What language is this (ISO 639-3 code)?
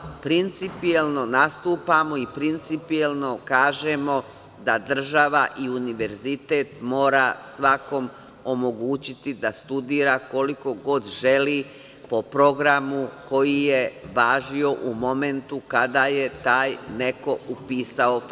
srp